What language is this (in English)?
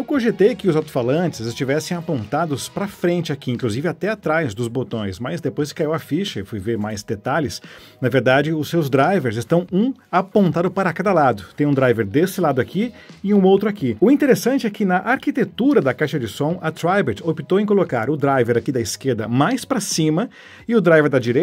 Portuguese